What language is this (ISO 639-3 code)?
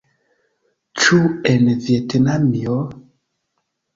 epo